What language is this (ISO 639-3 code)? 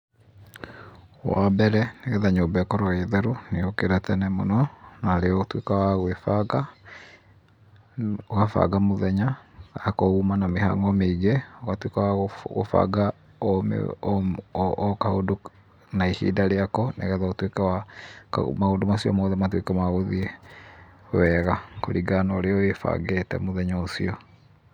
kik